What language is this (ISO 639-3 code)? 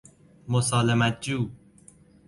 fas